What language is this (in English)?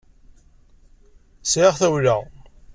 Kabyle